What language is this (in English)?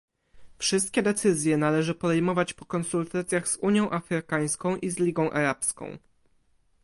Polish